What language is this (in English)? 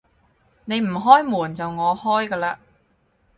Cantonese